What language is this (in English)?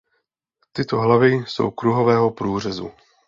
Czech